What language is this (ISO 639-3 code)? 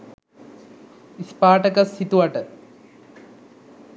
sin